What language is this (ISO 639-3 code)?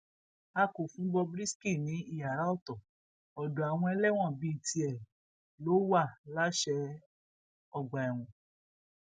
yor